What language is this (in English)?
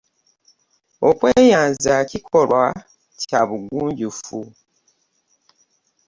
Ganda